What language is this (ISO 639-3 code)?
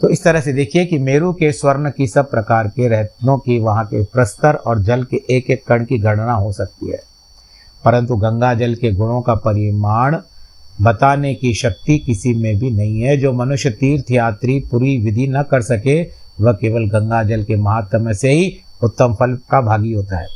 hin